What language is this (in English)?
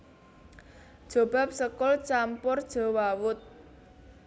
Javanese